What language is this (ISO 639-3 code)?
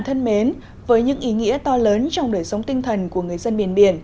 vie